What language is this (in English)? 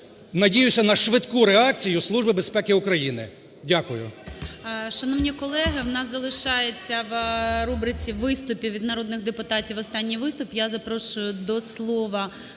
Ukrainian